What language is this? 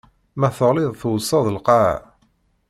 Kabyle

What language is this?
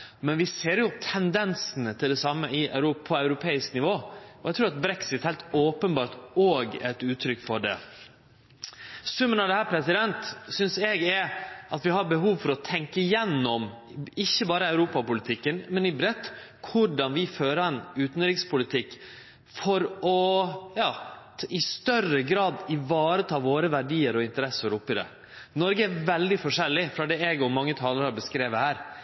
Norwegian Nynorsk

